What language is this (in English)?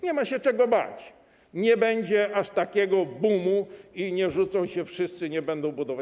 Polish